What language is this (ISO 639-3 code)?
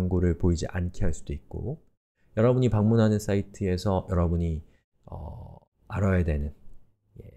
kor